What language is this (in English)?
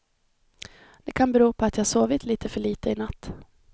Swedish